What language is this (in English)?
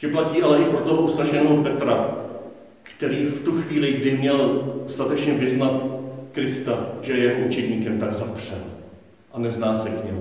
Czech